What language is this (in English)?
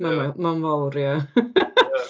Welsh